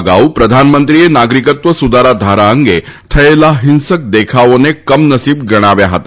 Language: Gujarati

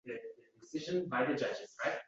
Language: Uzbek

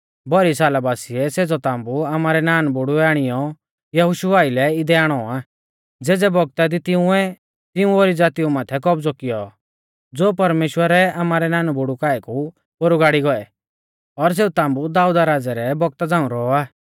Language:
Mahasu Pahari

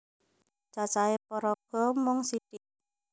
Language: Javanese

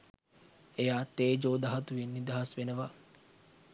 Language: Sinhala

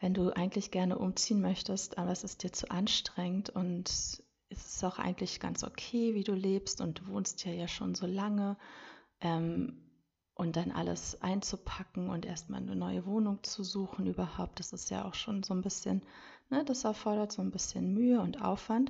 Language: German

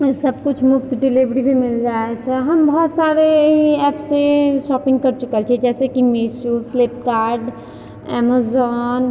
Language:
Maithili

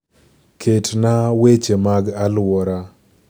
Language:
Luo (Kenya and Tanzania)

